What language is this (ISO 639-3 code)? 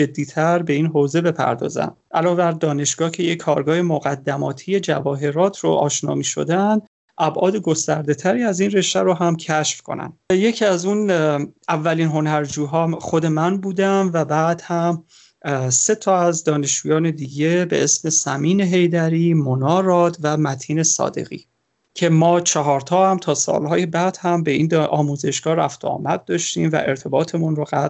fas